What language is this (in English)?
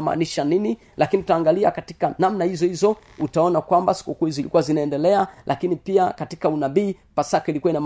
Swahili